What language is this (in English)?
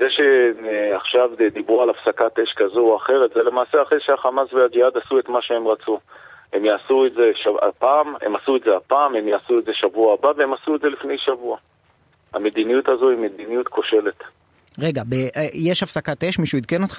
Hebrew